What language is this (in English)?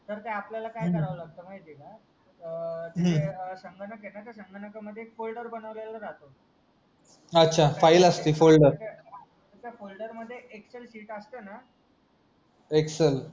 Marathi